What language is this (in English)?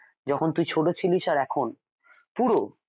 Bangla